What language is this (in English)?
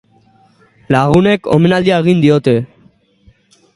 Basque